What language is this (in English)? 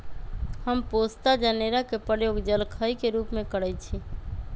Magahi